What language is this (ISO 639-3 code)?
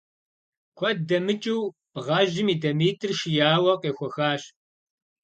kbd